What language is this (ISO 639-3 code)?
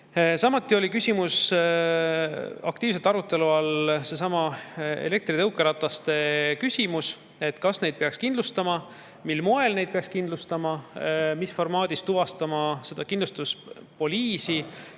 est